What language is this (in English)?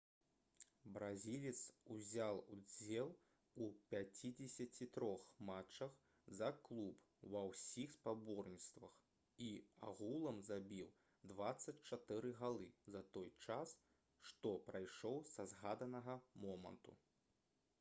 Belarusian